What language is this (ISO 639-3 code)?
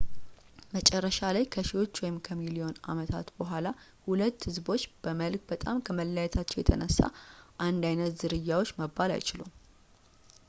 amh